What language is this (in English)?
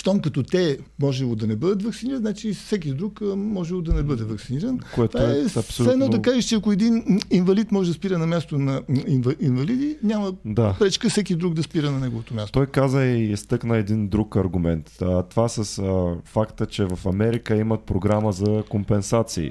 Bulgarian